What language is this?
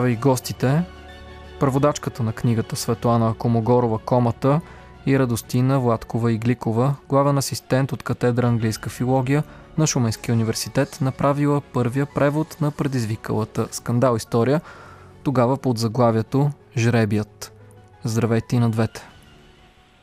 Bulgarian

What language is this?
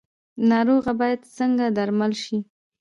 Pashto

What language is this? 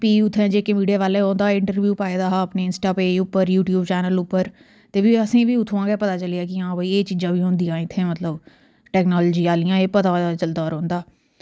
Dogri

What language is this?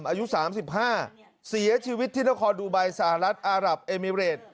Thai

